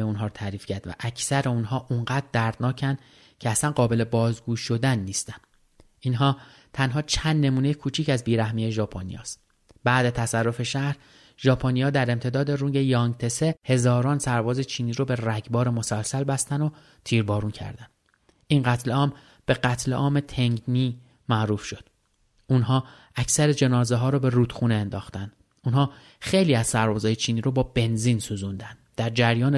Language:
Persian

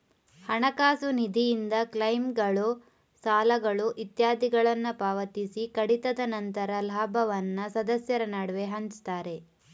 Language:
Kannada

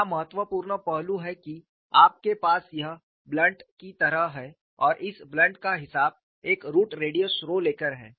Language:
Hindi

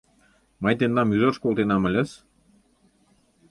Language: Mari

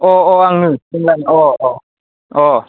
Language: Bodo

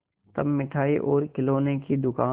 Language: Hindi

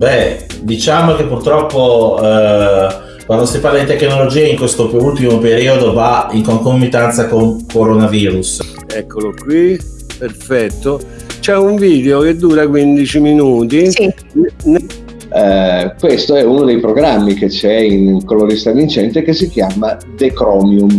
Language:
Italian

